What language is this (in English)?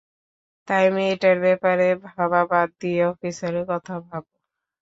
Bangla